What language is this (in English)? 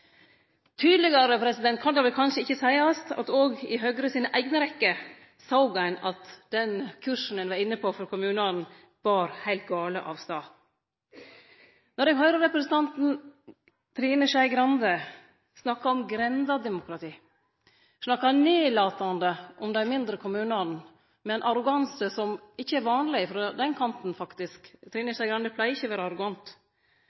Norwegian Nynorsk